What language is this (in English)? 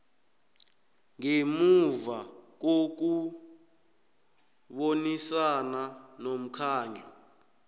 South Ndebele